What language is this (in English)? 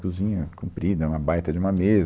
Portuguese